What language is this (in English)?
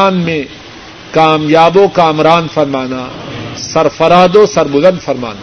Urdu